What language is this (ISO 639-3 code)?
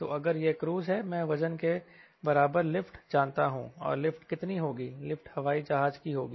hin